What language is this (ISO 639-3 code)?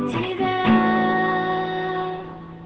rus